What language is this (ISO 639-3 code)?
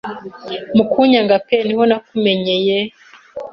kin